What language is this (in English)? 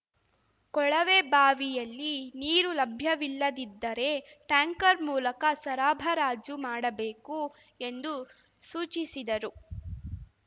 Kannada